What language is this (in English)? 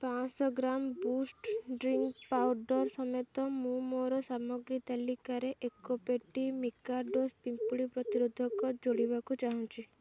Odia